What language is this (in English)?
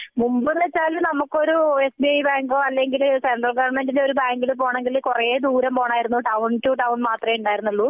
Malayalam